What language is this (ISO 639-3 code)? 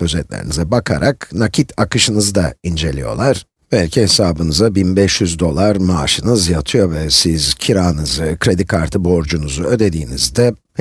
tur